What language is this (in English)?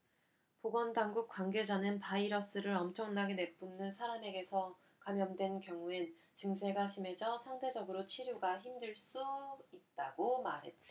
Korean